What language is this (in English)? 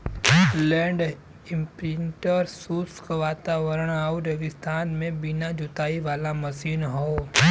Bhojpuri